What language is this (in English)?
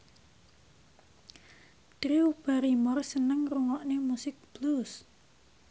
Javanese